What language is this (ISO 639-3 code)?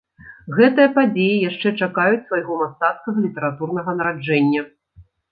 bel